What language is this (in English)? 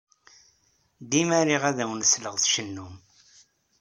Kabyle